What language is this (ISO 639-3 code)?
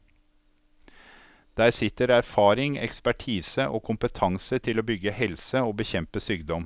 nor